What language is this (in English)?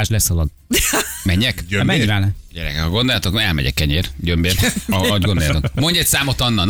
Hungarian